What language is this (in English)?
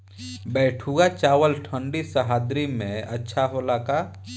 Bhojpuri